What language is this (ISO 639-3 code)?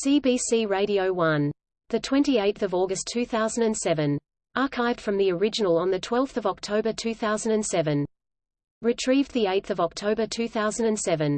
eng